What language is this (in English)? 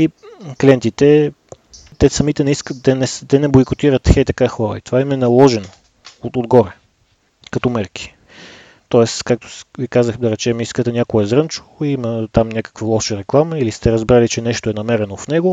Bulgarian